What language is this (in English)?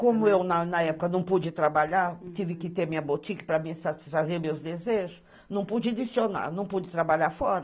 Portuguese